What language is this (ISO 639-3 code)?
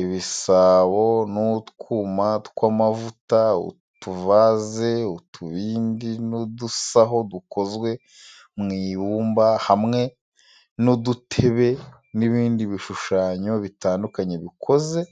kin